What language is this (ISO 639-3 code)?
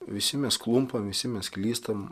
lit